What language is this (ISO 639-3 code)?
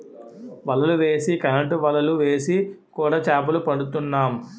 tel